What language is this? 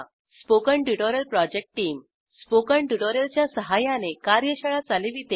Marathi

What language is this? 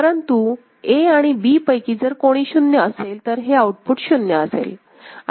Marathi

